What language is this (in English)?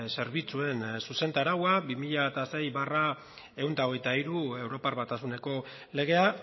Basque